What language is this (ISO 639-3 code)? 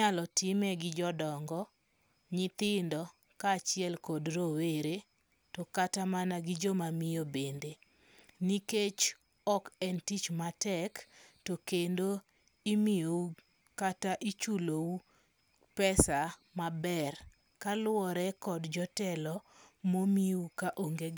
luo